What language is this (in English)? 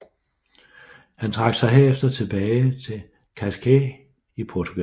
Danish